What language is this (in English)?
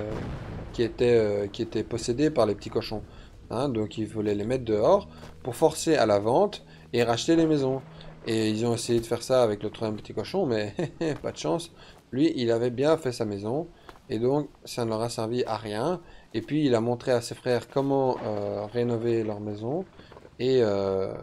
French